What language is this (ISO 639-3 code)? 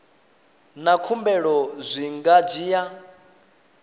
ven